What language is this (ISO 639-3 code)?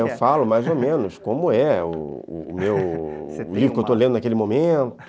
por